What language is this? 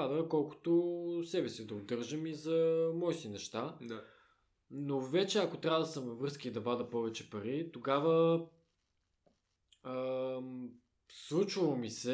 Bulgarian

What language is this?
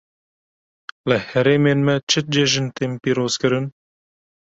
Kurdish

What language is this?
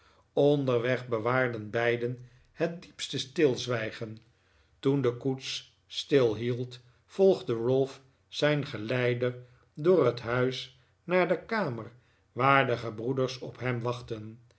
Dutch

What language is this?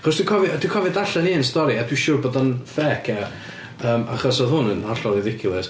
Welsh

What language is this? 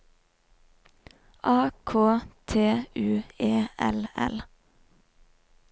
Norwegian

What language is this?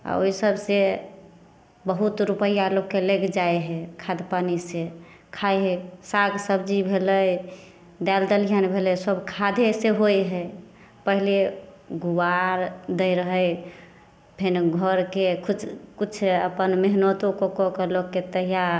Maithili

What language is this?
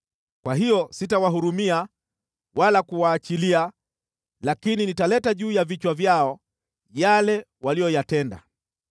Swahili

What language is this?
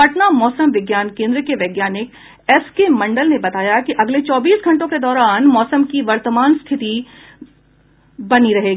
Hindi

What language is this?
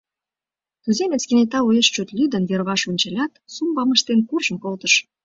Mari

